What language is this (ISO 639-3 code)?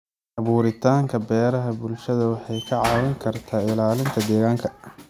som